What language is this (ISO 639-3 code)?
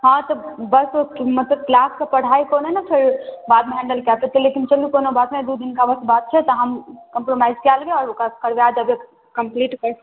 mai